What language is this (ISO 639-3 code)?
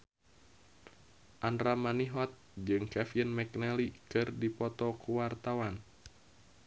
sun